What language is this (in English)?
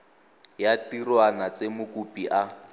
Tswana